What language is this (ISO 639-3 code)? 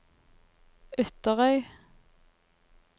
nor